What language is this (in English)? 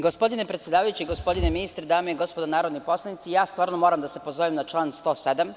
Serbian